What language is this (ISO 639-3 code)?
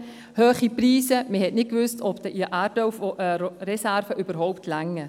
gsw